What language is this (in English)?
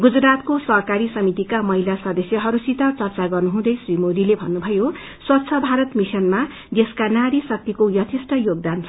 Nepali